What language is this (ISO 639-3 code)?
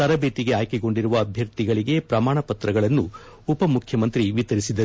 kan